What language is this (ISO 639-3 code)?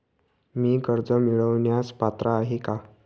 mar